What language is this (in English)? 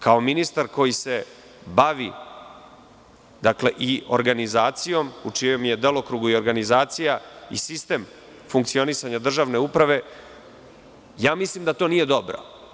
Serbian